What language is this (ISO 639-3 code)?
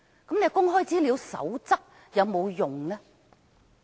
yue